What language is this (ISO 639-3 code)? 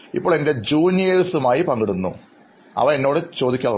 mal